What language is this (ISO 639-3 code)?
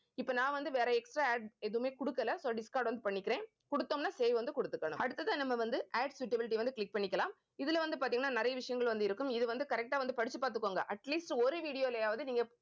tam